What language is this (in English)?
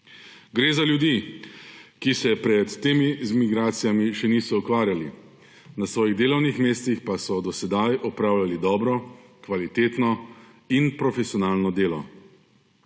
Slovenian